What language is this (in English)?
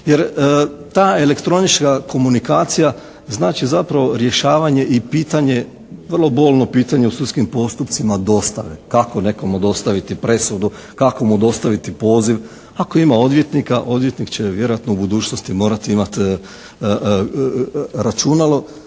Croatian